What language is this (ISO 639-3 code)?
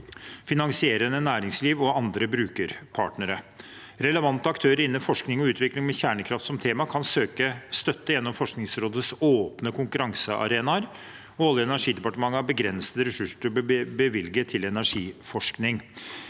nor